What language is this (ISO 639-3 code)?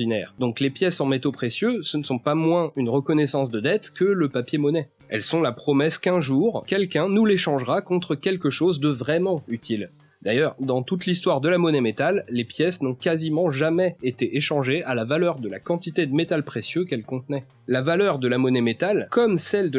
fra